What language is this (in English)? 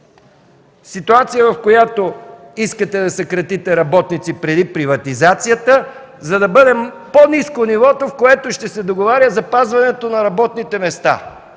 Bulgarian